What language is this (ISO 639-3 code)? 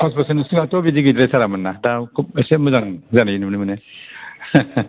brx